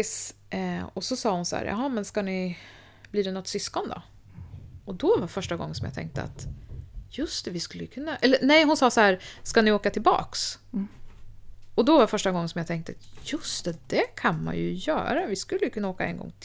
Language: Swedish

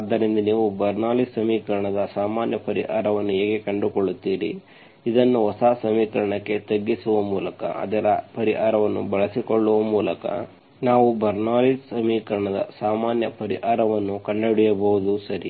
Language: Kannada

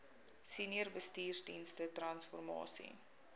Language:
Afrikaans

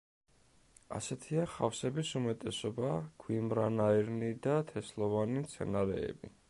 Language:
Georgian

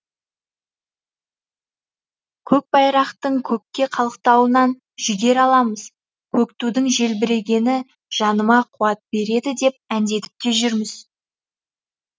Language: Kazakh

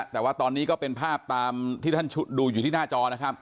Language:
Thai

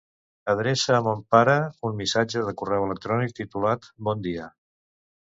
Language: Catalan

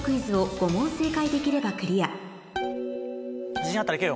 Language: Japanese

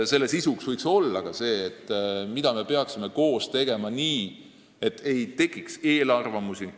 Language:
Estonian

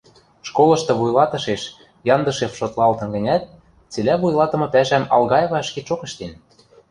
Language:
Western Mari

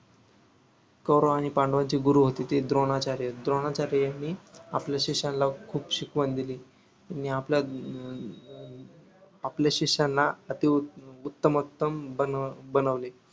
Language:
Marathi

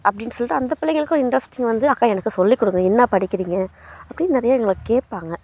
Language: Tamil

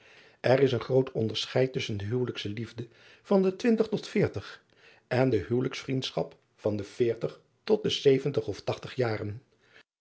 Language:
Dutch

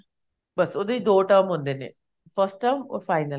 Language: Punjabi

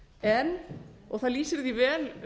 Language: Icelandic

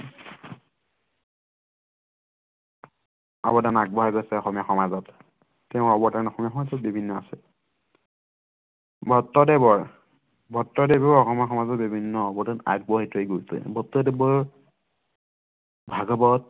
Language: Assamese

